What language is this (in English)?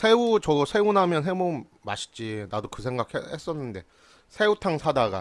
Korean